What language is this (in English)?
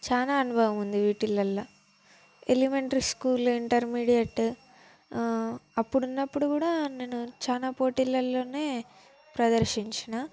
Telugu